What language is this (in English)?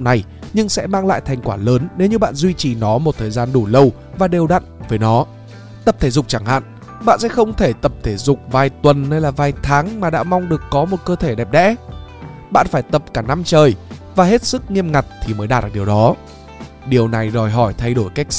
Vietnamese